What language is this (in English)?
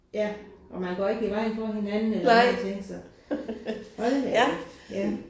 Danish